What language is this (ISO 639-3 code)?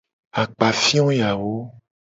gej